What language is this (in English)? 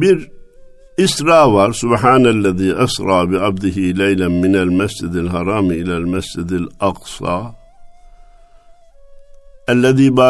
Turkish